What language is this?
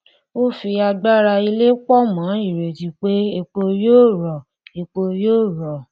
Yoruba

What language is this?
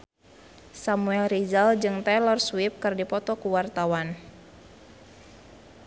Sundanese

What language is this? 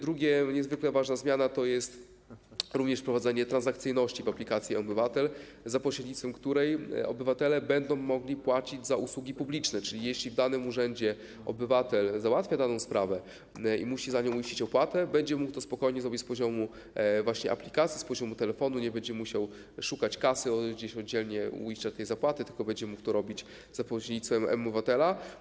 Polish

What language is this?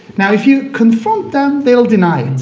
English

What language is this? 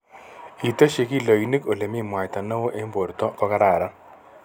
Kalenjin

